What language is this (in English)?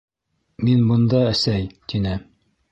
Bashkir